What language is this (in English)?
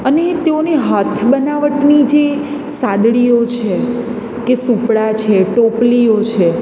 Gujarati